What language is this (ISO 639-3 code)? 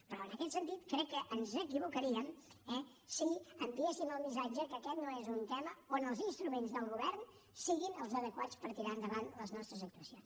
cat